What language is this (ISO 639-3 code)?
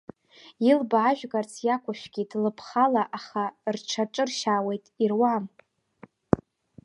abk